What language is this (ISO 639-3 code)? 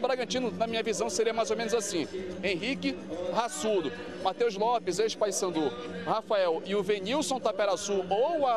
por